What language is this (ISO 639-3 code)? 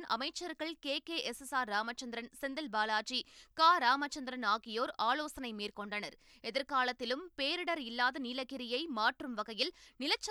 tam